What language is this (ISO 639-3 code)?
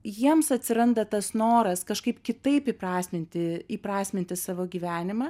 lit